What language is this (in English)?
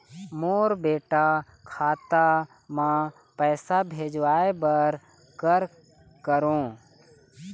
Chhattisgarhi